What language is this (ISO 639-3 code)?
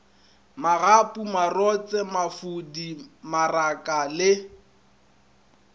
nso